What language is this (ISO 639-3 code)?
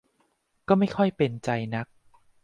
tha